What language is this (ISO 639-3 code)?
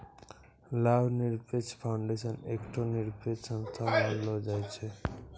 mai